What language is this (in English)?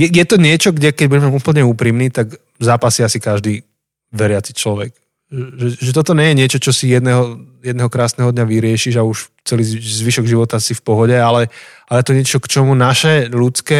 Slovak